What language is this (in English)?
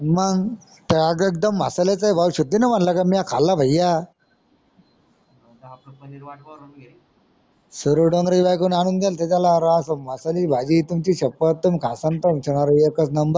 Marathi